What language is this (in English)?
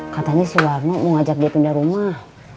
Indonesian